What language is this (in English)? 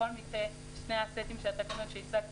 Hebrew